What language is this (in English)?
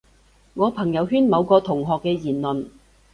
Cantonese